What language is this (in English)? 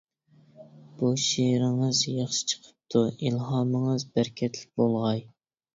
Uyghur